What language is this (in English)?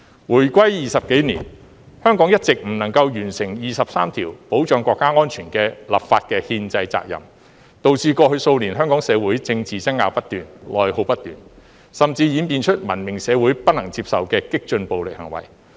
Cantonese